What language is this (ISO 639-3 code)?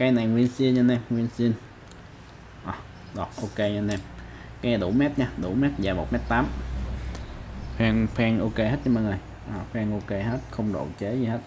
vie